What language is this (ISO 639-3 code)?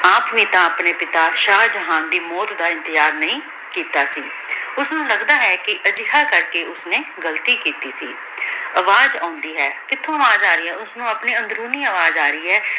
pan